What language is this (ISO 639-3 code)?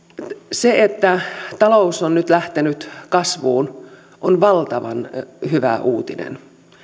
fin